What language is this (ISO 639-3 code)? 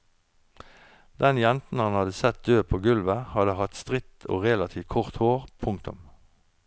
nor